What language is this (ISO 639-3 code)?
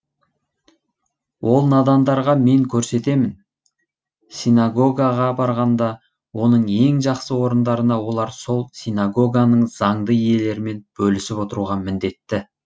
kaz